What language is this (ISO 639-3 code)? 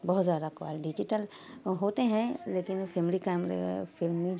urd